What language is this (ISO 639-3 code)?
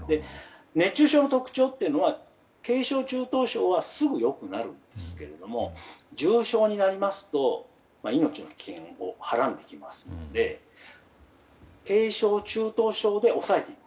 jpn